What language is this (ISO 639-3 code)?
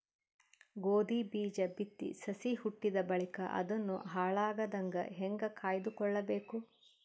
kan